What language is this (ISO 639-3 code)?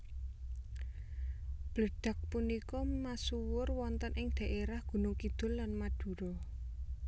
jav